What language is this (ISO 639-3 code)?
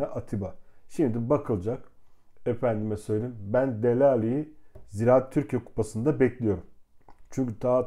tur